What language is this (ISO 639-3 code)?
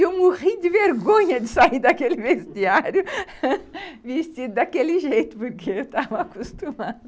por